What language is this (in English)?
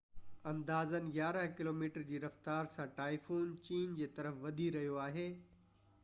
Sindhi